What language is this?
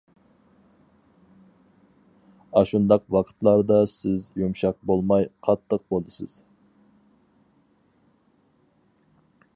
Uyghur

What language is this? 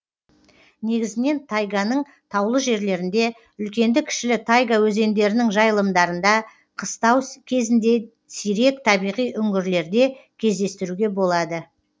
Kazakh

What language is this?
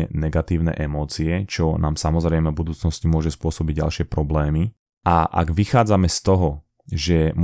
Slovak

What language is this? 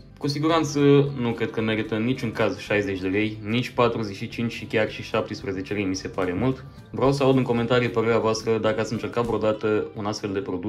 Romanian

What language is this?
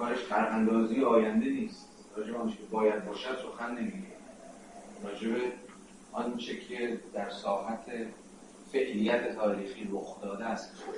Persian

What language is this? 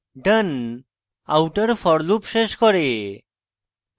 Bangla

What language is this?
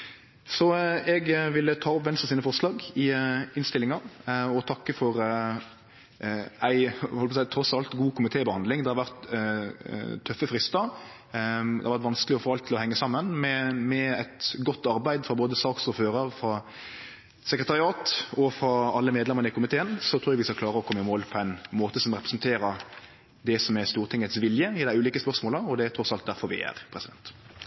Norwegian Nynorsk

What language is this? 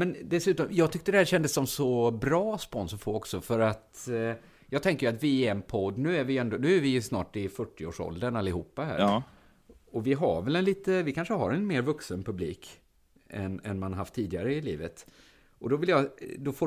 Swedish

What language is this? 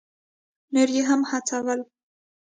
Pashto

